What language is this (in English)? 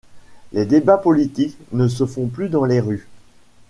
French